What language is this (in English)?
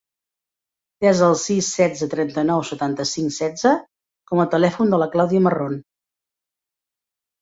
Catalan